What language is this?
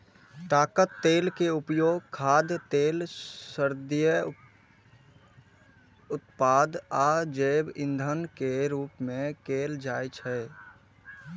Maithili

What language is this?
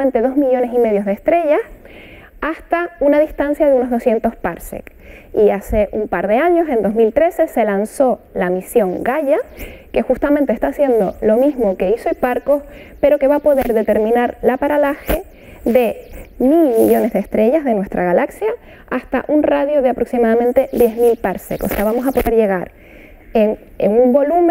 Spanish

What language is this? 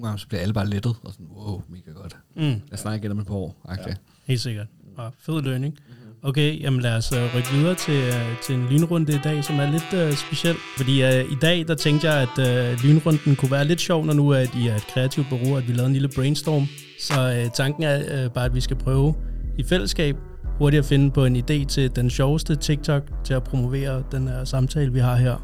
Danish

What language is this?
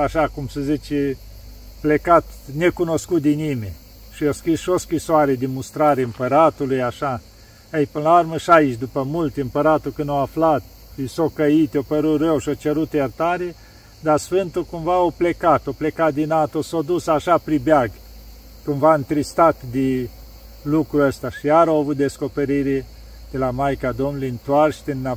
Romanian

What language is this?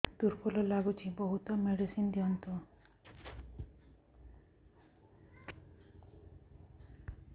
Odia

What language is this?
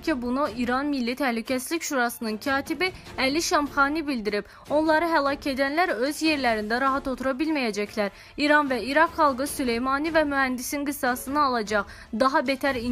Turkish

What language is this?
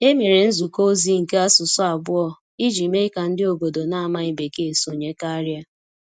Igbo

